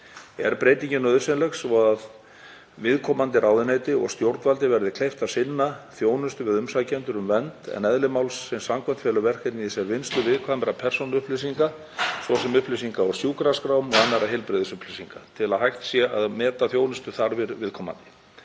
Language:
Icelandic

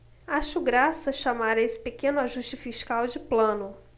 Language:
Portuguese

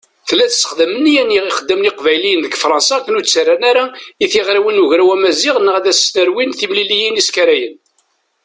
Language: Kabyle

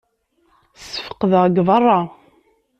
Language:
Kabyle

